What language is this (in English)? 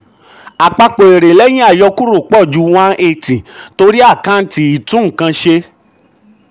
Yoruba